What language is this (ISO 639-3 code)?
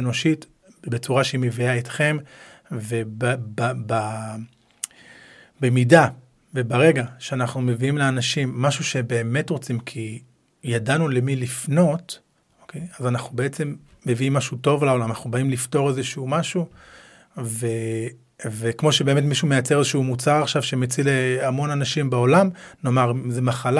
heb